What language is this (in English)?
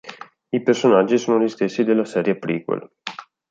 Italian